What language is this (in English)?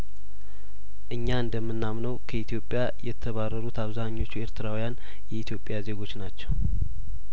Amharic